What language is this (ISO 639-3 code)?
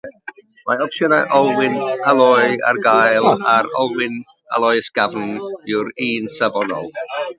cym